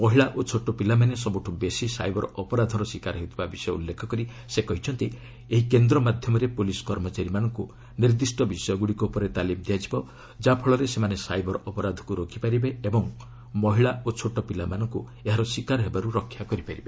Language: Odia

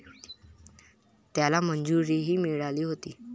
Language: Marathi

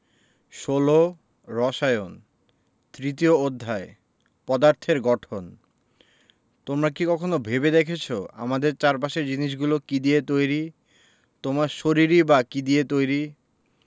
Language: Bangla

